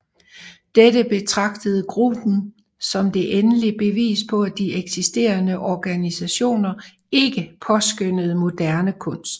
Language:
Danish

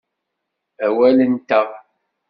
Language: Kabyle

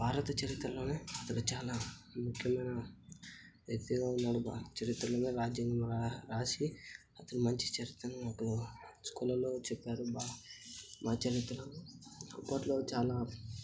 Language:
Telugu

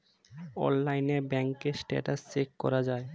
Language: Bangla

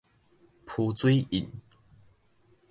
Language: Min Nan Chinese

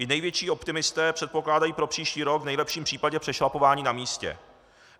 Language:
Czech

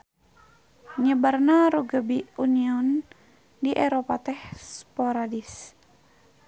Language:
Sundanese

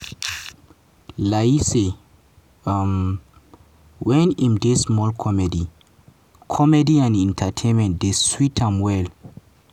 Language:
Nigerian Pidgin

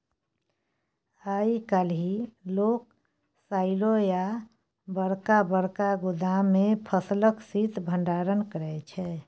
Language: Maithili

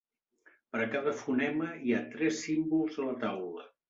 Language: Catalan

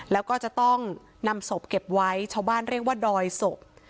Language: Thai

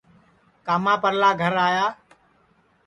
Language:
Sansi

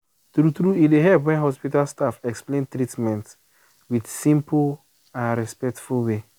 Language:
Nigerian Pidgin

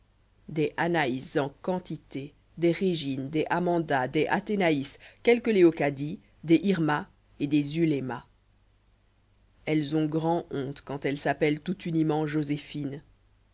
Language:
French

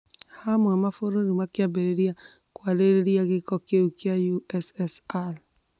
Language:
Kikuyu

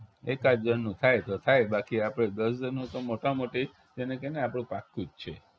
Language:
Gujarati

